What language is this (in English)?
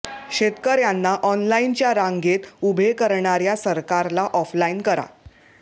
Marathi